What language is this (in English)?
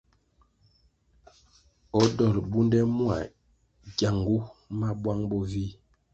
Kwasio